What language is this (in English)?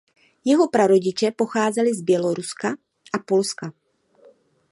Czech